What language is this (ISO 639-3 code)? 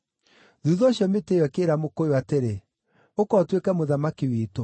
kik